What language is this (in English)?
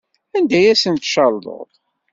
Kabyle